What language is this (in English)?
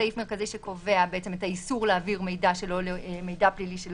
Hebrew